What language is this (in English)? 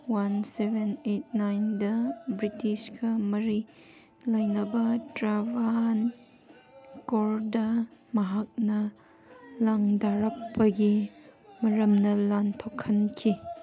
Manipuri